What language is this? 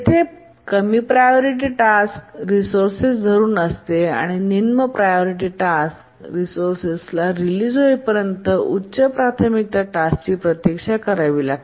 Marathi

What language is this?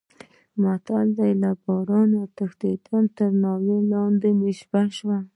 Pashto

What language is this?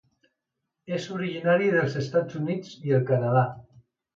Catalan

